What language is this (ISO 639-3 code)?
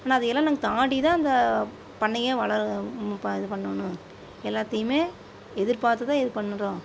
tam